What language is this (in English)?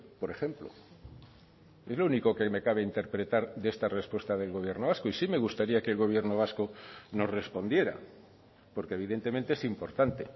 Spanish